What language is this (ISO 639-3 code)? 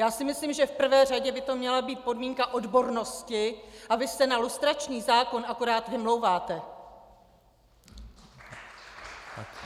ces